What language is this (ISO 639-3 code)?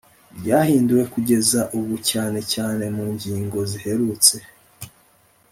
kin